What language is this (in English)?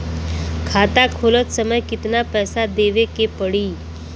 Bhojpuri